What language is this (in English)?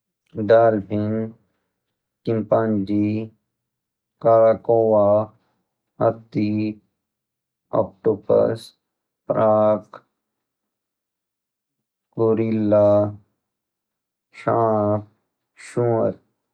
Garhwali